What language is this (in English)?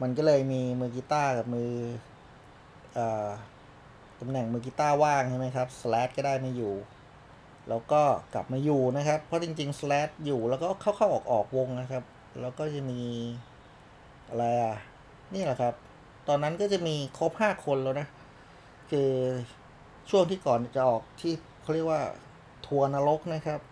Thai